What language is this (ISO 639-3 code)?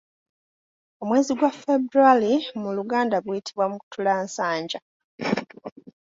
lug